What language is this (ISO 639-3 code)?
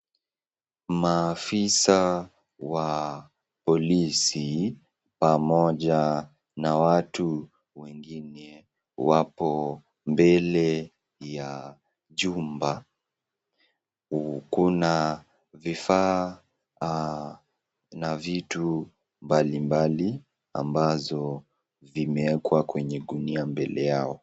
swa